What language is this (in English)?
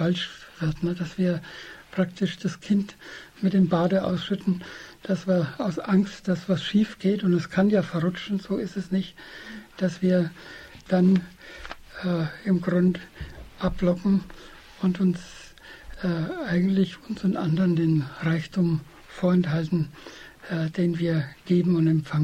German